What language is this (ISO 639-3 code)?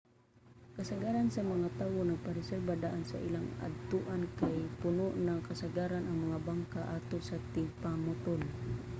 ceb